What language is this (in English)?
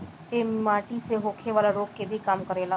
Bhojpuri